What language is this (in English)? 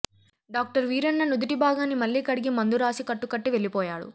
Telugu